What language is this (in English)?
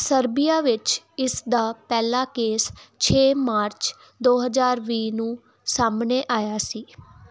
Punjabi